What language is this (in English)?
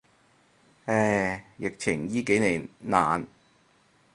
Cantonese